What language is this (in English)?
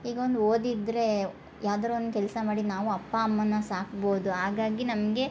Kannada